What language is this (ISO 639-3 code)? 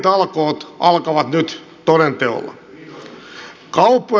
fin